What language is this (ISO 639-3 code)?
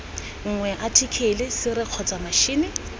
tsn